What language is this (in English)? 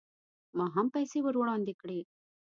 Pashto